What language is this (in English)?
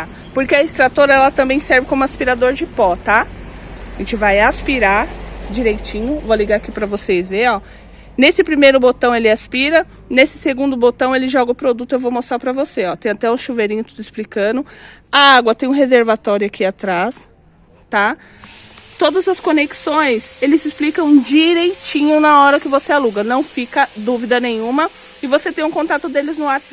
Portuguese